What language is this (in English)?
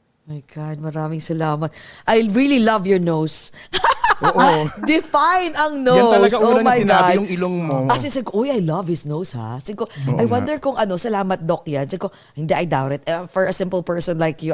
Filipino